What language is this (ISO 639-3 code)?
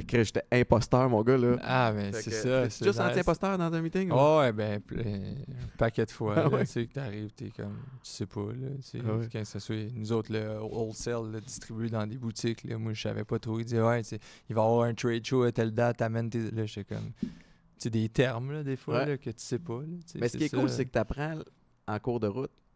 fra